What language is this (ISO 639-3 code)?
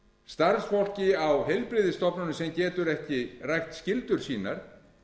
isl